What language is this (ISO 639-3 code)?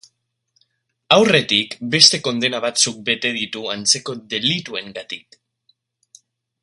eus